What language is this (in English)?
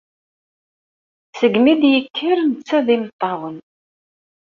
Kabyle